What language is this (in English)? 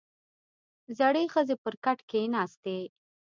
Pashto